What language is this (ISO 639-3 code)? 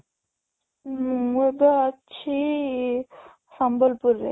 ori